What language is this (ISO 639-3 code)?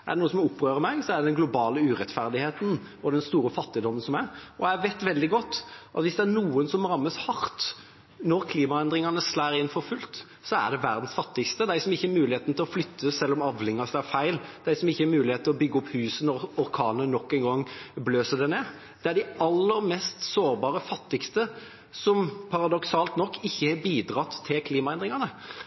nob